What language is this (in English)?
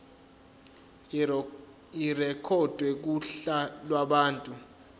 Zulu